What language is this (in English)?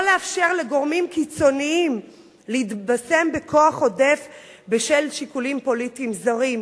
Hebrew